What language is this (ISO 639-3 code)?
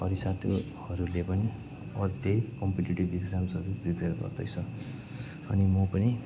nep